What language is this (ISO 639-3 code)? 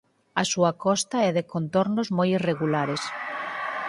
glg